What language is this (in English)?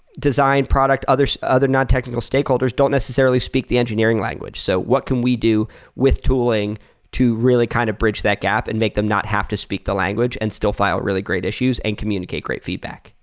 English